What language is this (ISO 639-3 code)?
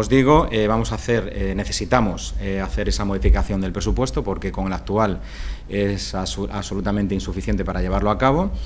spa